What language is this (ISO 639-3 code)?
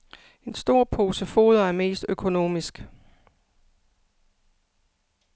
dan